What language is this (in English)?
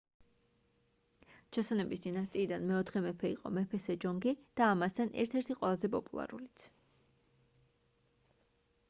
Georgian